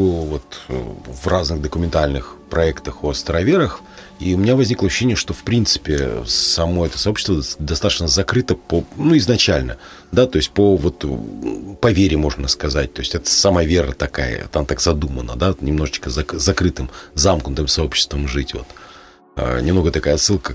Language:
Russian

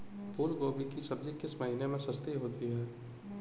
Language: Hindi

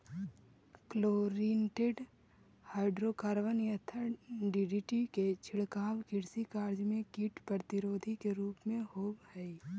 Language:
Magahi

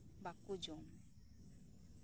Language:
Santali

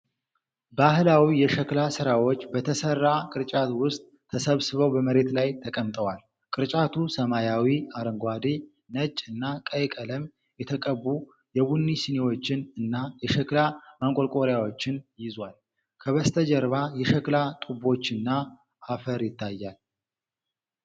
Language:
Amharic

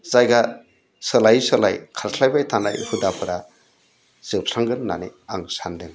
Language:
Bodo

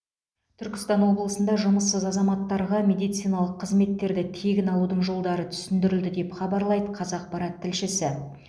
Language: Kazakh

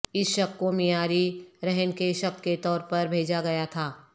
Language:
Urdu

